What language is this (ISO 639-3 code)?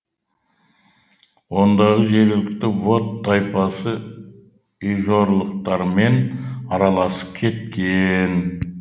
kaz